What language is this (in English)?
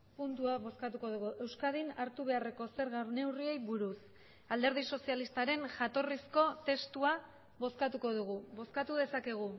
Basque